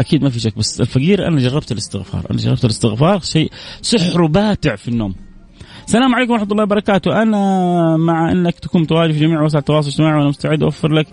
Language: Arabic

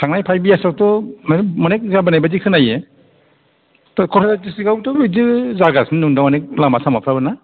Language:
Bodo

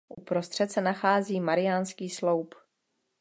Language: Czech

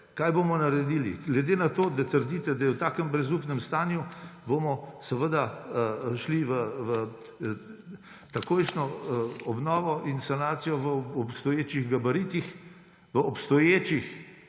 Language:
Slovenian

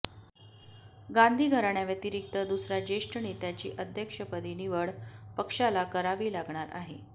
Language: Marathi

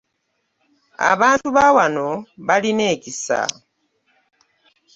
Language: Ganda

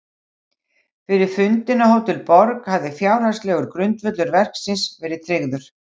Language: Icelandic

